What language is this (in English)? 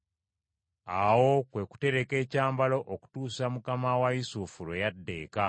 Ganda